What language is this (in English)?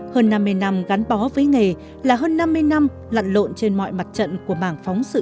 Vietnamese